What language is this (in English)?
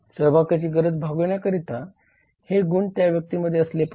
Marathi